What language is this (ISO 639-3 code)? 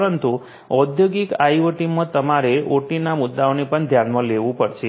guj